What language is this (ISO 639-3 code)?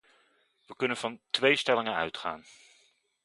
nld